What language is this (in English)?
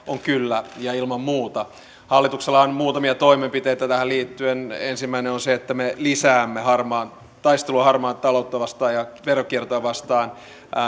Finnish